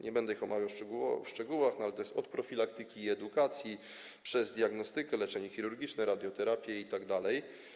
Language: Polish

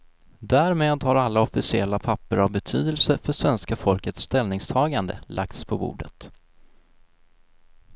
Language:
Swedish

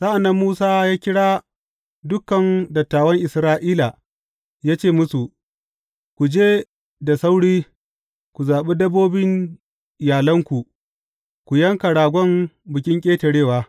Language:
Hausa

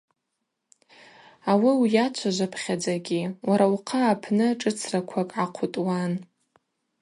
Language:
Abaza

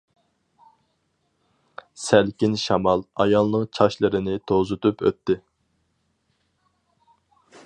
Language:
Uyghur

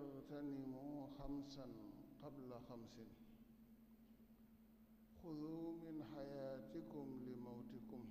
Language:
Arabic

